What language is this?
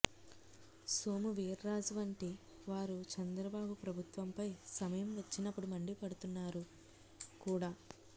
Telugu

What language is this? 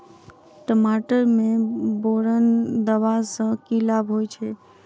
Maithili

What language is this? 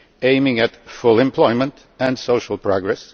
English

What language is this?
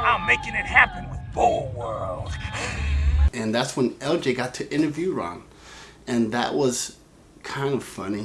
English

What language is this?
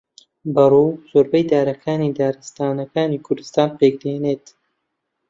Central Kurdish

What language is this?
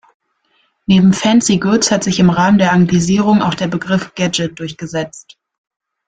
German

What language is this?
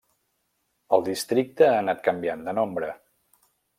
Catalan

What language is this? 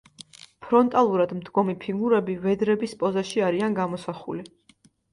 Georgian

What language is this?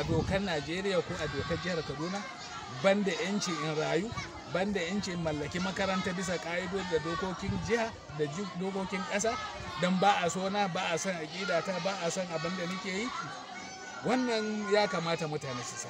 Arabic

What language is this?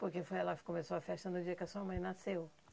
Portuguese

